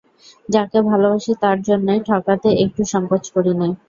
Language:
Bangla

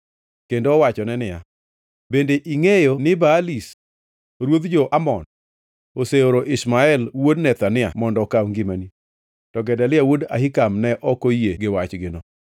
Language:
Luo (Kenya and Tanzania)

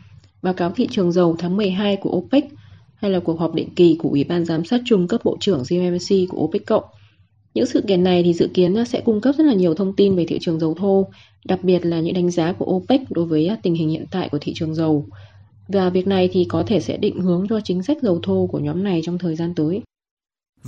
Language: Vietnamese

